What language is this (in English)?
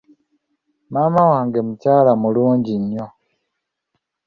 Ganda